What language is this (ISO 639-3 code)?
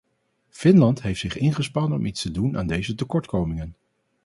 nld